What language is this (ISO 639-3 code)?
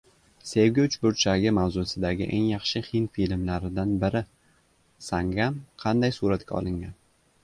uzb